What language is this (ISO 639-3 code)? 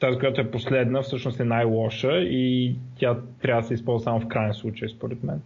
bul